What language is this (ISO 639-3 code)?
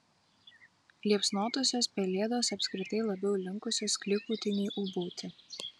lit